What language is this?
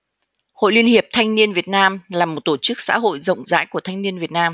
Vietnamese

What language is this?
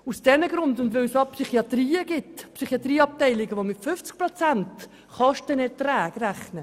Swiss German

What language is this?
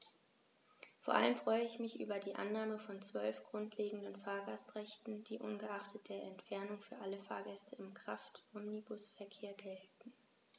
German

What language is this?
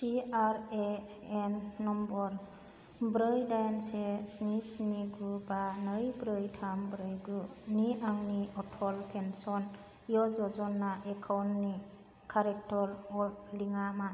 Bodo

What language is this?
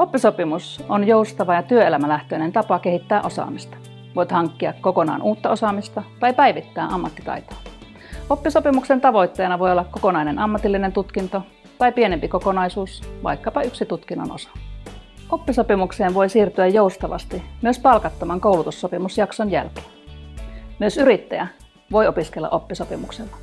Finnish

